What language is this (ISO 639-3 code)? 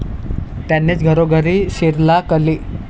mar